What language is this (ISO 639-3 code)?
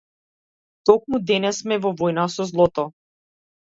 mkd